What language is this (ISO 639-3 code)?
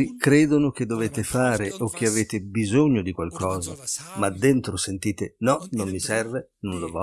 ita